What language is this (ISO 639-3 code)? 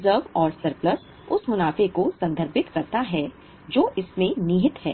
hin